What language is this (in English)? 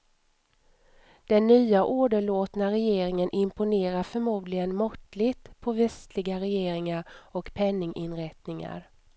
Swedish